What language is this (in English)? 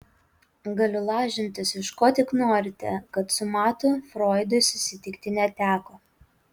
Lithuanian